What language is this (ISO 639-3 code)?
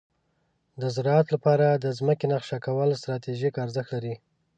pus